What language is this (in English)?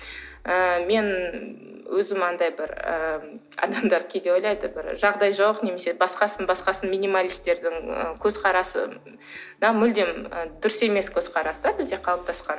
Kazakh